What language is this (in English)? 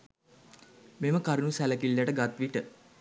Sinhala